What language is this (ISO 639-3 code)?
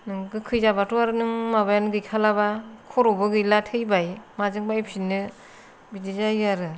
brx